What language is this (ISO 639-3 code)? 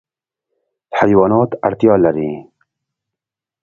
pus